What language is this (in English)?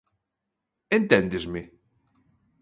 Galician